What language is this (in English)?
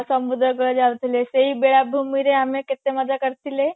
Odia